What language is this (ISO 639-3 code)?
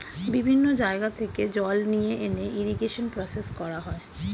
ben